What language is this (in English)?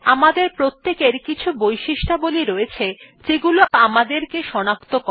Bangla